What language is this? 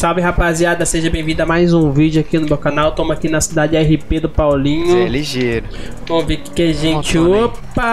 Portuguese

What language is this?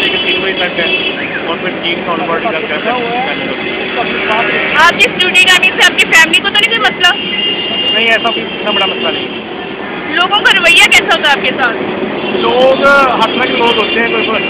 Hindi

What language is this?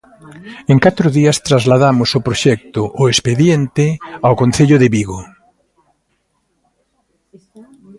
Galician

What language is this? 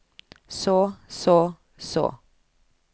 Norwegian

